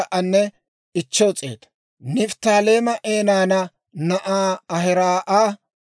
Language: Dawro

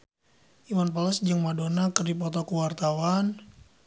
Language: Sundanese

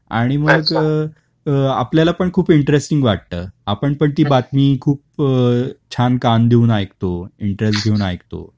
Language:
Marathi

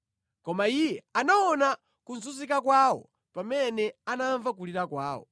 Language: Nyanja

